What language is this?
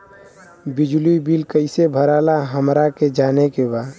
Bhojpuri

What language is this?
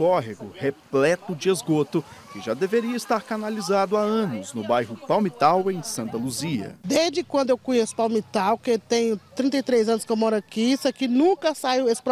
Portuguese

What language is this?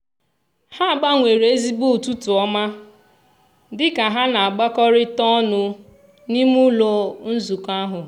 Igbo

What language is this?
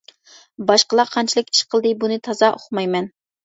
Uyghur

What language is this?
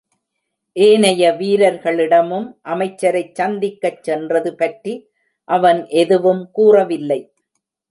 Tamil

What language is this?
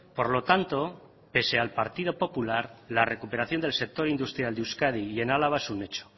Spanish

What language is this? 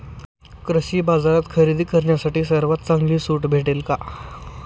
Marathi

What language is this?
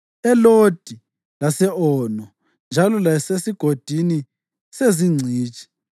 North Ndebele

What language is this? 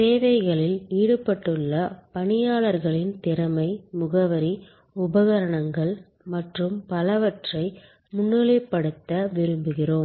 Tamil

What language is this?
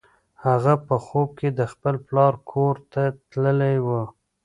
Pashto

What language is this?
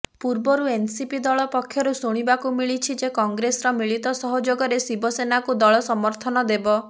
Odia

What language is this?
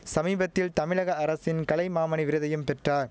Tamil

